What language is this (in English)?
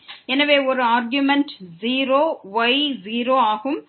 Tamil